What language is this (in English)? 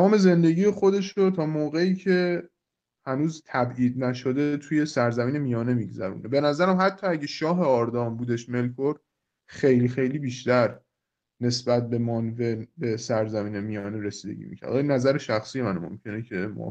Persian